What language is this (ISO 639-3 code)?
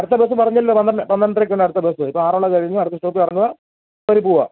mal